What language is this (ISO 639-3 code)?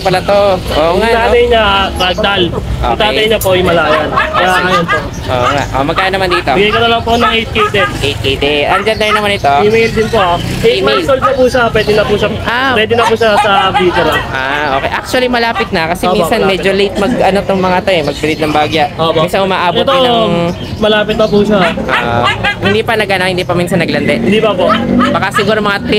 fil